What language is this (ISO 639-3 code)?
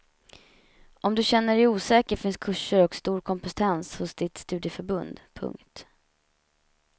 swe